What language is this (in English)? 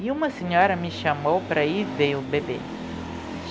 Portuguese